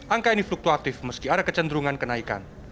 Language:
Indonesian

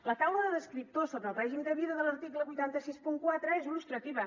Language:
Catalan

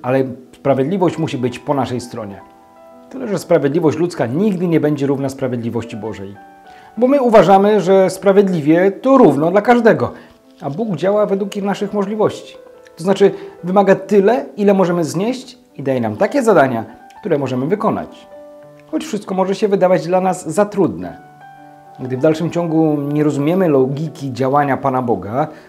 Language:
Polish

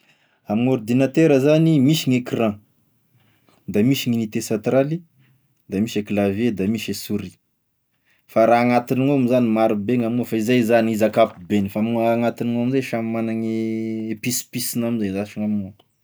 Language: Tesaka Malagasy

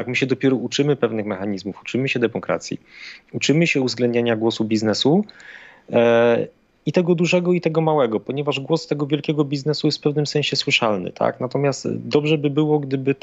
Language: Polish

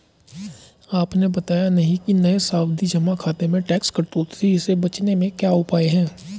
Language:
Hindi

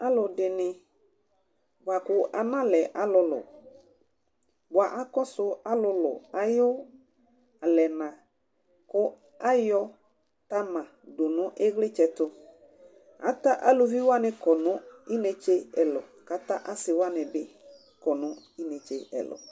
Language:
Ikposo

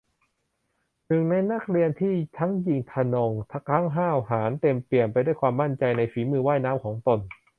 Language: Thai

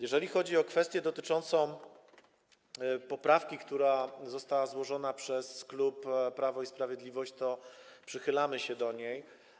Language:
Polish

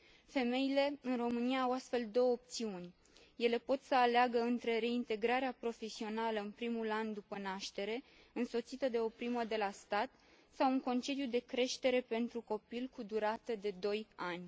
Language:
Romanian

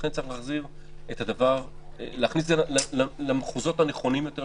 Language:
Hebrew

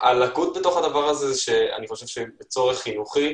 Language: Hebrew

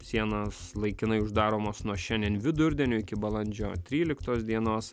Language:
Lithuanian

